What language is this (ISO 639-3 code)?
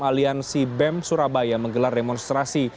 ind